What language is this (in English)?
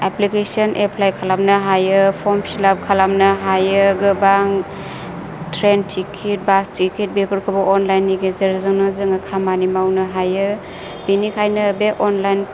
Bodo